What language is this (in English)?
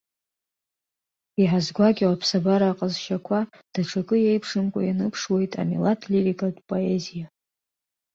Abkhazian